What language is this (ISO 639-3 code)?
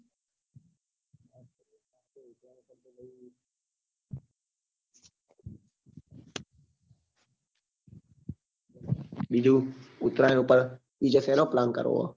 guj